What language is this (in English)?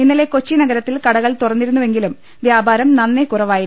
Malayalam